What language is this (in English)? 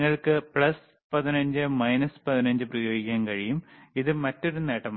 Malayalam